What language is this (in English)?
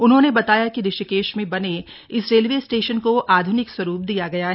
Hindi